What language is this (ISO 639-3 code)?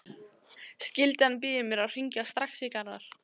isl